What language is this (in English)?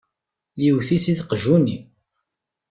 Kabyle